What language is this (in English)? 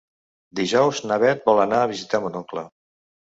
Catalan